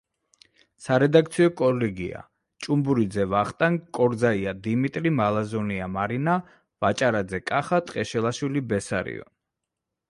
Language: Georgian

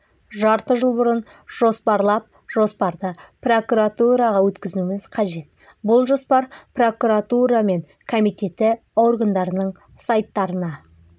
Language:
Kazakh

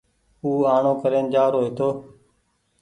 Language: Goaria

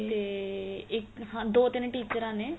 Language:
Punjabi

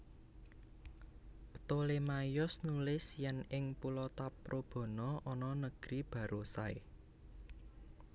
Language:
Javanese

